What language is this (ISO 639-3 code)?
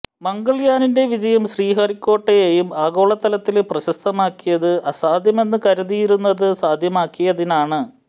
mal